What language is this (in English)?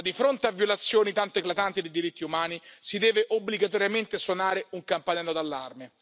Italian